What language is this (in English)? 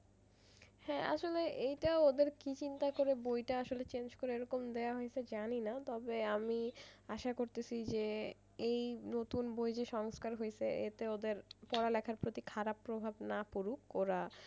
Bangla